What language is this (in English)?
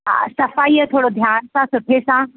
Sindhi